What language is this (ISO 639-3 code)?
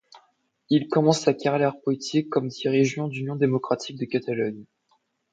fra